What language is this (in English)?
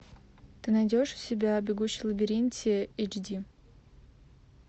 Russian